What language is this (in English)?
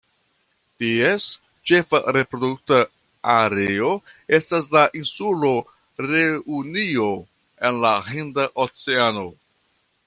Esperanto